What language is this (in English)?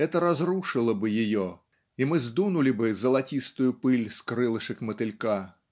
Russian